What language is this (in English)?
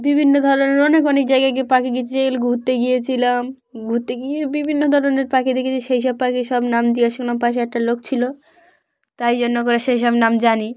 Bangla